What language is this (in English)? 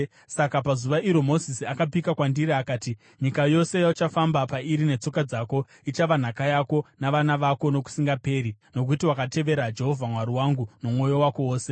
Shona